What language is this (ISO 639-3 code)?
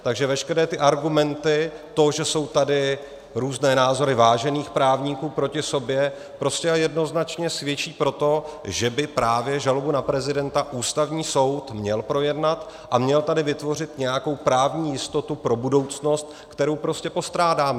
ces